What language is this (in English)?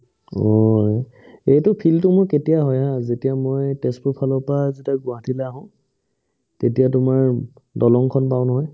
Assamese